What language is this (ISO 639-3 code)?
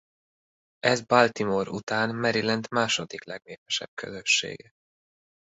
hun